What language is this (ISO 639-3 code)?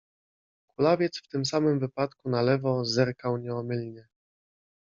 pol